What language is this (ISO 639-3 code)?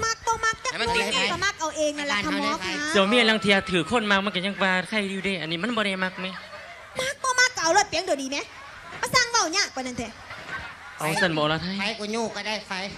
tha